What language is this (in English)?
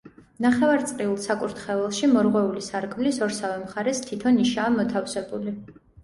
Georgian